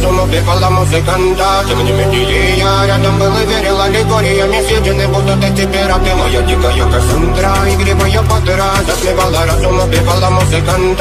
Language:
Vietnamese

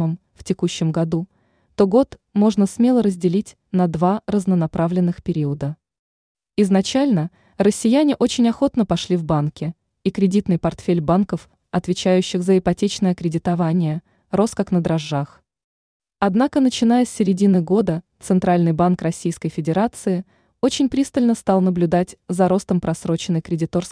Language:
Russian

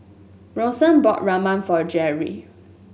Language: English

